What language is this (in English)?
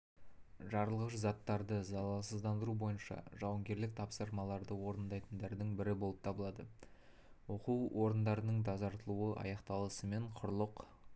Kazakh